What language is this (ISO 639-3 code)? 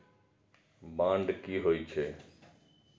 mai